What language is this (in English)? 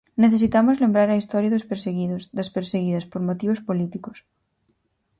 Galician